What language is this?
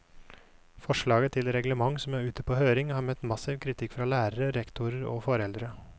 Norwegian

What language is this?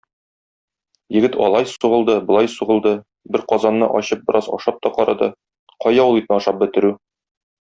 Tatar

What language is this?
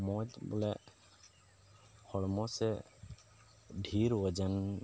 Santali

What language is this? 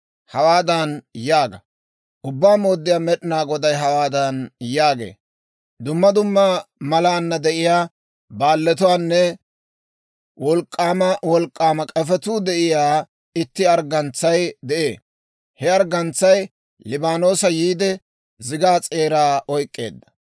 Dawro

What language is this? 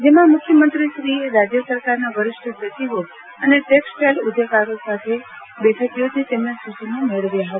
Gujarati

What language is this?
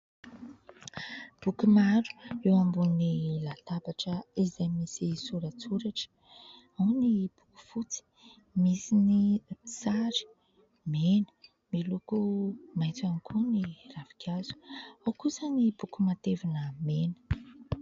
Malagasy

